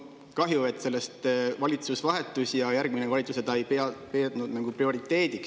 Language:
Estonian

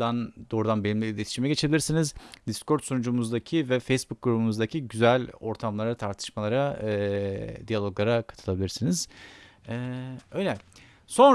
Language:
Turkish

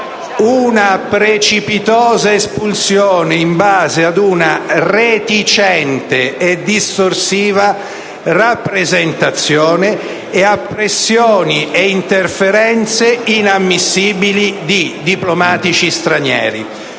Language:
Italian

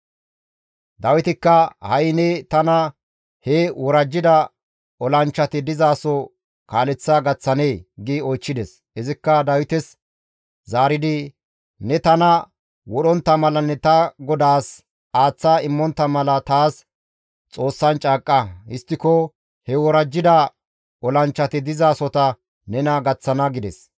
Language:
Gamo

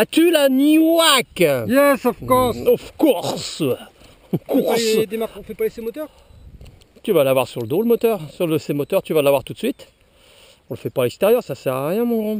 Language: French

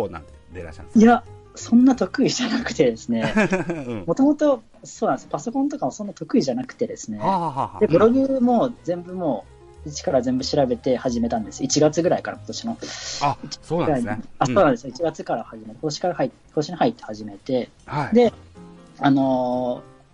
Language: Japanese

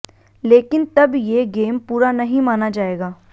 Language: Hindi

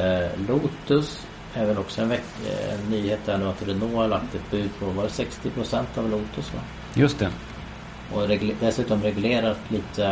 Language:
Swedish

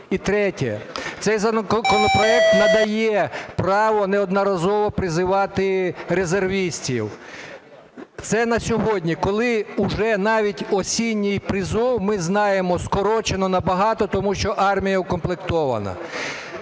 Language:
Ukrainian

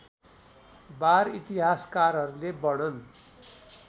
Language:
Nepali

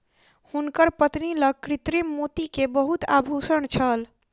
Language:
Maithili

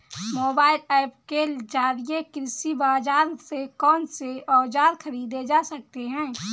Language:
Hindi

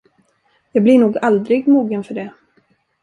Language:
Swedish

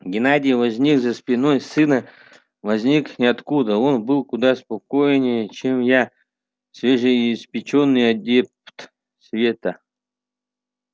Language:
Russian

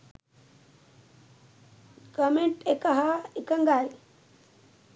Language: Sinhala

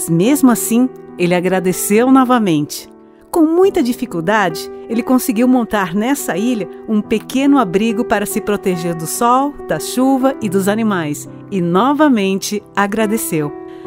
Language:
Portuguese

